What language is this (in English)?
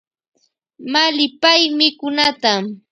Loja Highland Quichua